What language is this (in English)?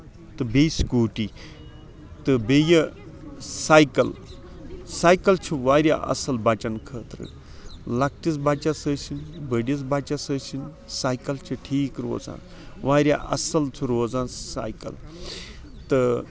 Kashmiri